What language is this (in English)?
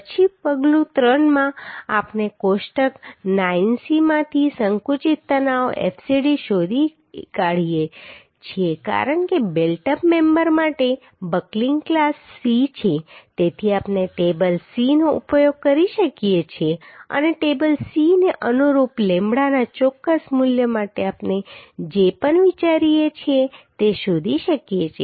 Gujarati